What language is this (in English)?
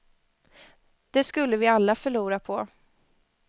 Swedish